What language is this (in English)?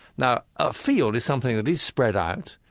English